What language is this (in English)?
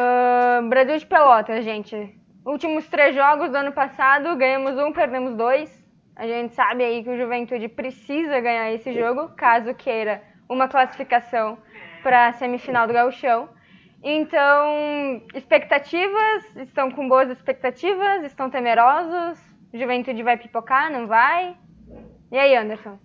Portuguese